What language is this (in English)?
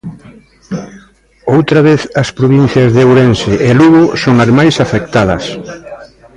Galician